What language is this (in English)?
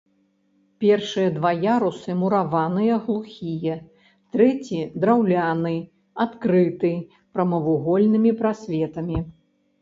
Belarusian